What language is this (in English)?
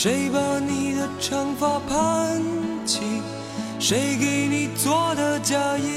Chinese